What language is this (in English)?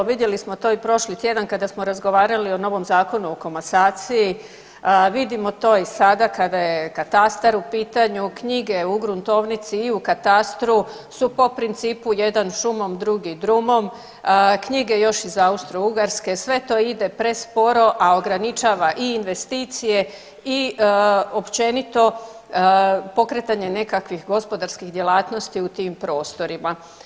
Croatian